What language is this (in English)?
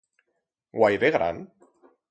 Aragonese